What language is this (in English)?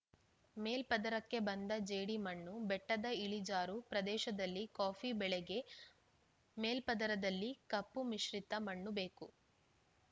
Kannada